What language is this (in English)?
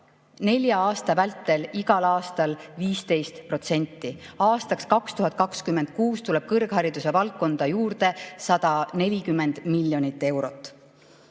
Estonian